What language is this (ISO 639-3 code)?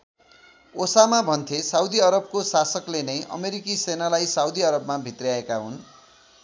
nep